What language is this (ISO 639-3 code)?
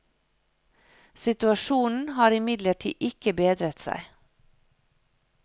nor